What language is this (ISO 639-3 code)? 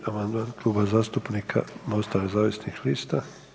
hrv